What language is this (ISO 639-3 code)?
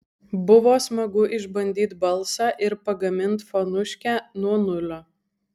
lit